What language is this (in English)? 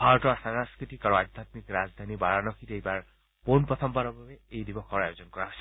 Assamese